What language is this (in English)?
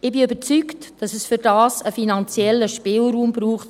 Swiss German